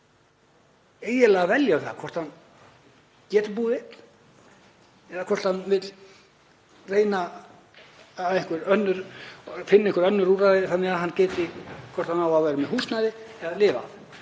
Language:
Icelandic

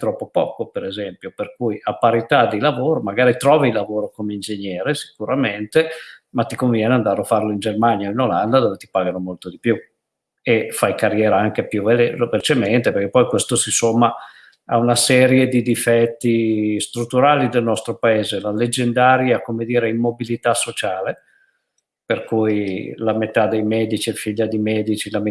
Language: Italian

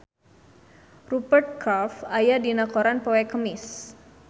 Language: Sundanese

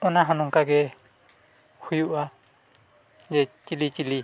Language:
Santali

